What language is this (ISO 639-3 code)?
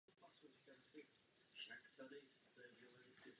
ces